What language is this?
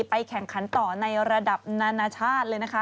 Thai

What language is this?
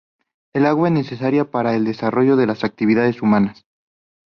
Spanish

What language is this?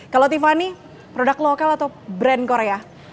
Indonesian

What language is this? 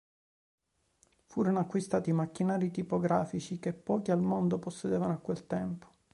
Italian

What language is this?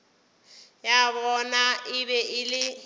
Northern Sotho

